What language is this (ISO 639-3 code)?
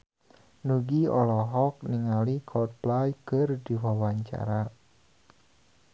sun